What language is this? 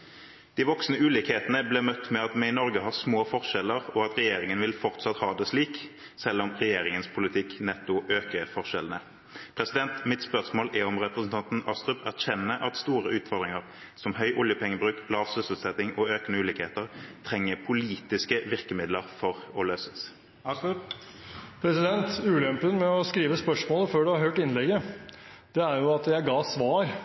Norwegian Bokmål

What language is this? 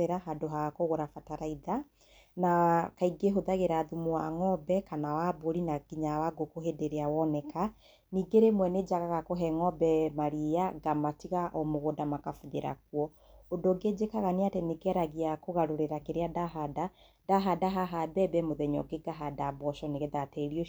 Kikuyu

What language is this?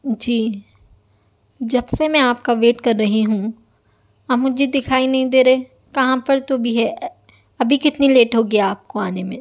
Urdu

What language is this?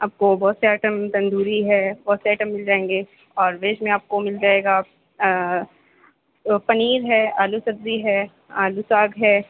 Urdu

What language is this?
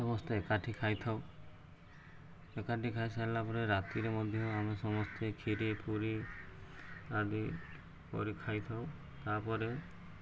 Odia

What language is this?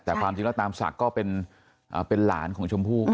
Thai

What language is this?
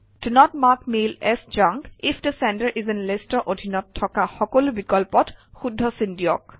Assamese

